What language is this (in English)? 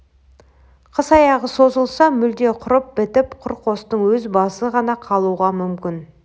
Kazakh